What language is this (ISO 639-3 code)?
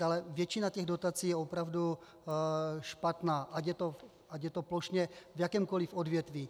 ces